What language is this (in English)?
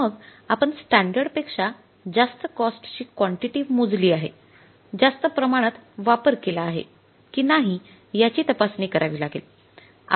Marathi